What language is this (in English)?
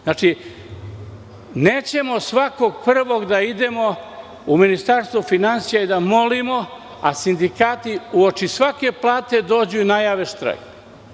Serbian